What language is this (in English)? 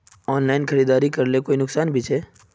Magahi